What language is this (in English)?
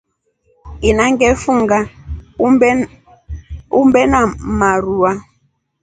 Rombo